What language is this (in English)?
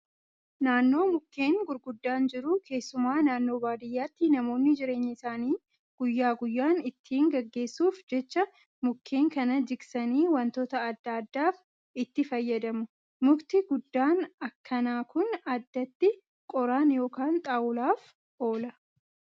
Oromo